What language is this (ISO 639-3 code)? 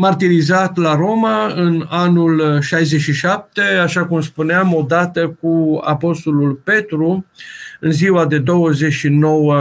ron